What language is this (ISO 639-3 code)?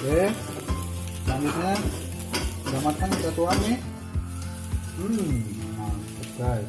ind